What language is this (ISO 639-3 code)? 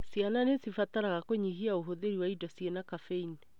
kik